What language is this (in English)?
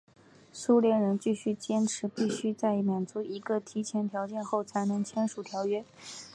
Chinese